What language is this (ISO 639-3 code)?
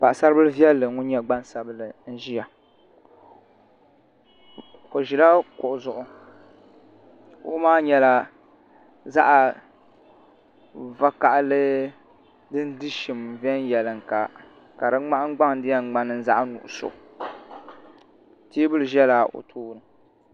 dag